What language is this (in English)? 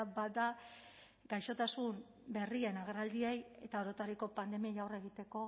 Basque